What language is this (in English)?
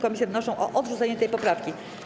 Polish